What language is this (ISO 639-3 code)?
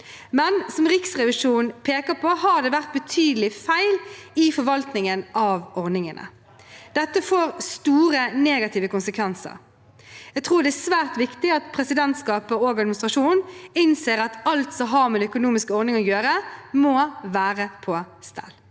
nor